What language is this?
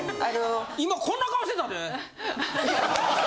Japanese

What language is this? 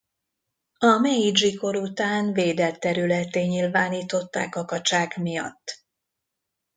Hungarian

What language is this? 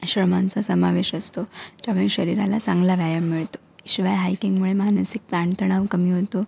Marathi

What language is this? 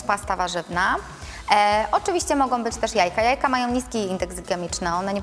Polish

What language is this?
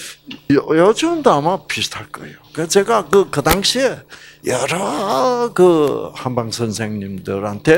Korean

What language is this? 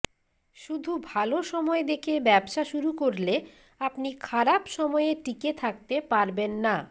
Bangla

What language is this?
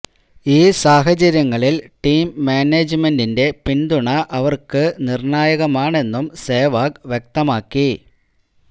Malayalam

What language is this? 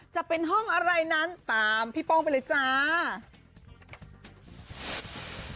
Thai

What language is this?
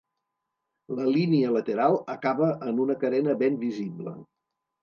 Catalan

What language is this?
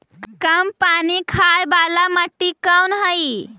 Magahi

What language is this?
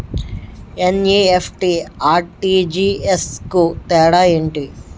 Telugu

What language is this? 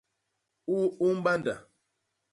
Basaa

